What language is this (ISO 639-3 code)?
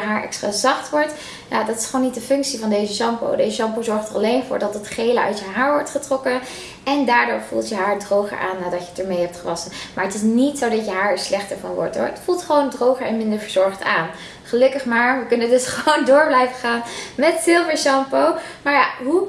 nld